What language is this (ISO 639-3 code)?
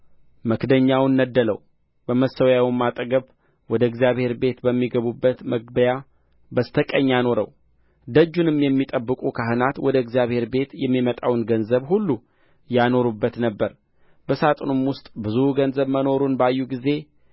amh